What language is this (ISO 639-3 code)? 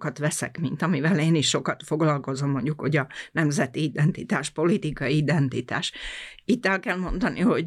hun